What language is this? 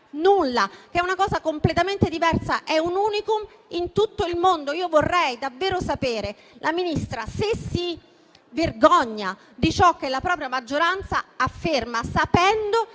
Italian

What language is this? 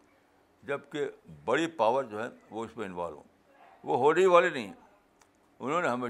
Urdu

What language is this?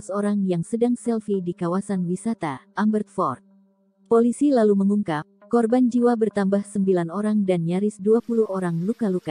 Indonesian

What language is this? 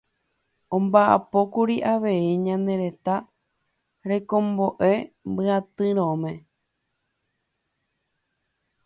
Guarani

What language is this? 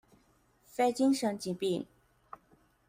Chinese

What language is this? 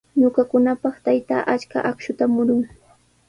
Sihuas Ancash Quechua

